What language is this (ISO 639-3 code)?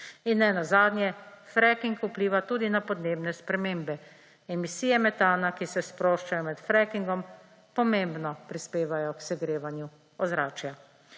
slv